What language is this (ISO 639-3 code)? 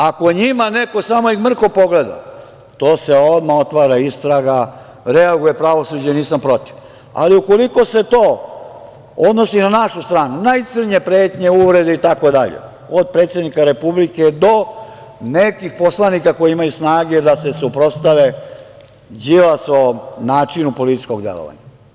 srp